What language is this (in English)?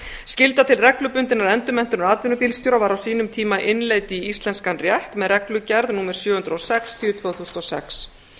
Icelandic